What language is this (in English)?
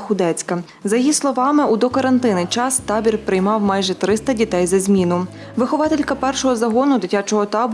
Ukrainian